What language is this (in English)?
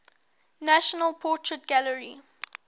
English